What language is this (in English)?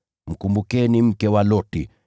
Swahili